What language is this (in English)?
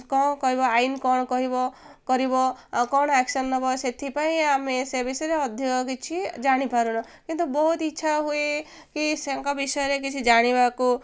Odia